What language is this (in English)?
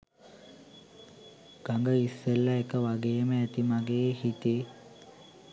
Sinhala